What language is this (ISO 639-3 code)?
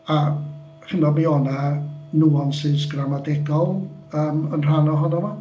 cym